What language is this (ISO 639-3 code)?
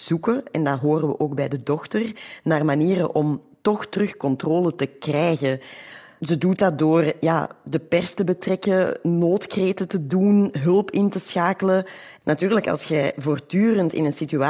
nld